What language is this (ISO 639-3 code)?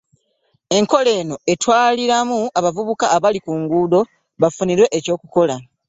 lug